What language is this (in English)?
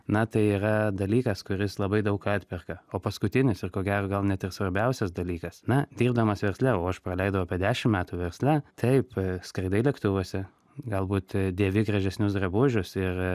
Lithuanian